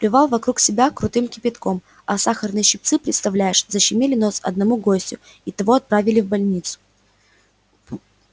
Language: Russian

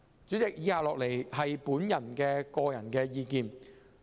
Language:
Cantonese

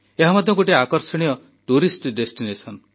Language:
Odia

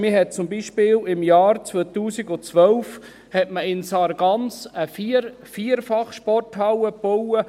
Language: Swiss German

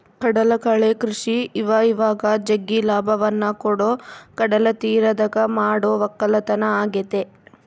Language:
Kannada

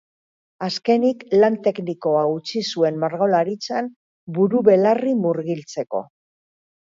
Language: Basque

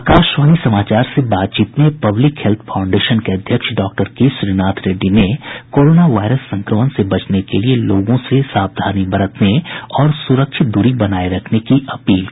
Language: Hindi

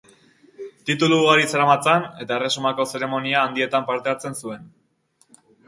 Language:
Basque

